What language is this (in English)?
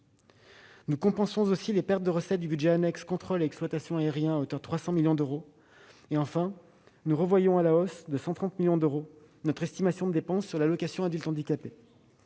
French